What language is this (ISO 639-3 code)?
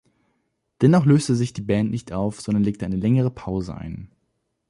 deu